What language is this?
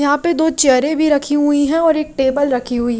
Hindi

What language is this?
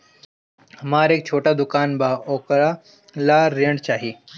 Bhojpuri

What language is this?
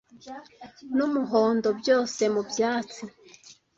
Kinyarwanda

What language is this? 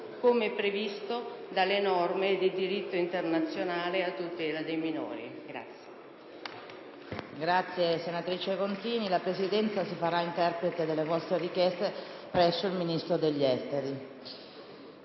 Italian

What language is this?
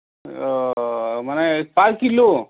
Assamese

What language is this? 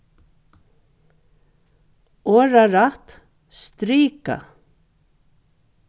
Faroese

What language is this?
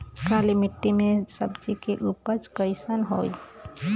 Bhojpuri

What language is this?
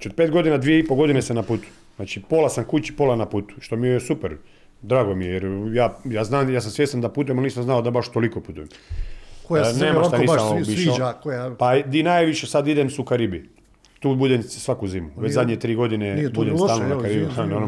Croatian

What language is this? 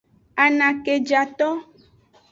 Aja (Benin)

